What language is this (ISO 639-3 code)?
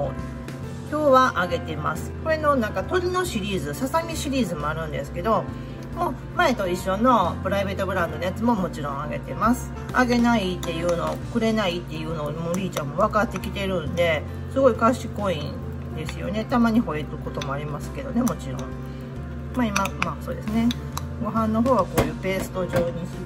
jpn